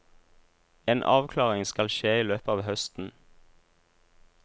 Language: Norwegian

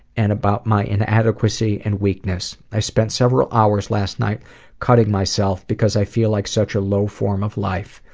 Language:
English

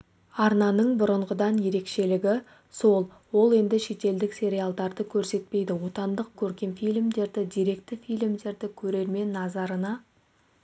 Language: Kazakh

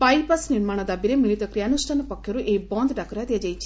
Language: Odia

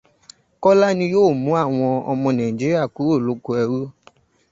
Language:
Yoruba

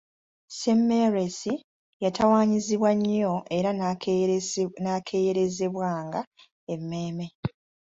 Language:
Ganda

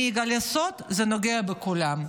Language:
Hebrew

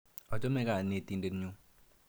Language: Kalenjin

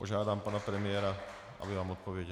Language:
Czech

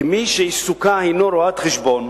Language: Hebrew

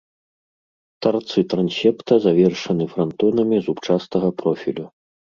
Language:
Belarusian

